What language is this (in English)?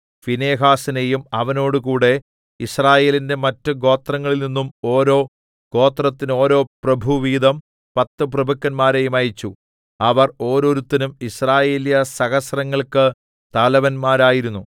Malayalam